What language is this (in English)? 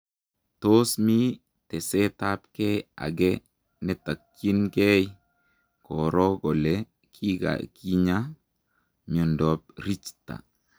Kalenjin